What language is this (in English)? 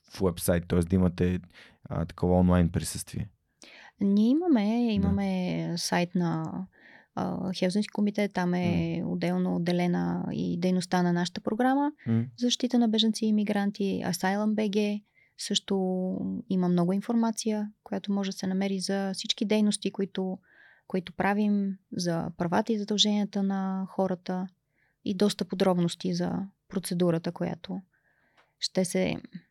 Bulgarian